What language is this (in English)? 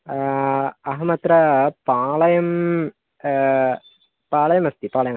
Sanskrit